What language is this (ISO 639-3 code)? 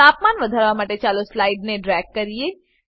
guj